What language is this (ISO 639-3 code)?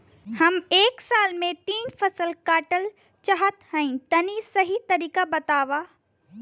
bho